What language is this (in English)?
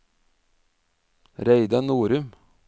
Norwegian